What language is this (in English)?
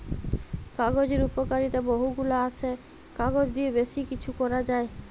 Bangla